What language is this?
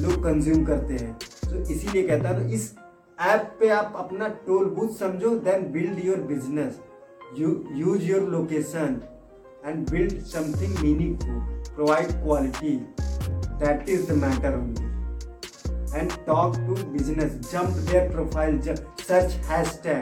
Hindi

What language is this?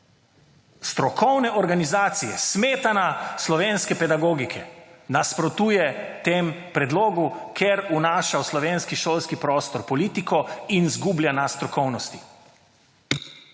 Slovenian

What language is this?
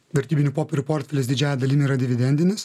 Lithuanian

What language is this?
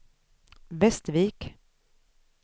Swedish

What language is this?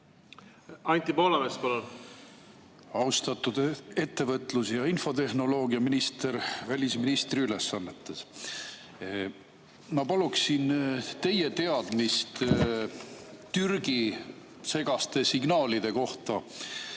Estonian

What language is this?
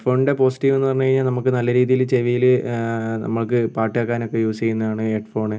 Malayalam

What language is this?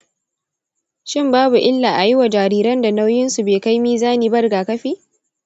Hausa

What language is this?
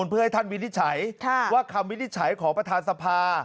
Thai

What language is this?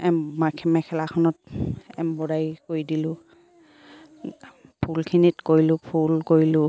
Assamese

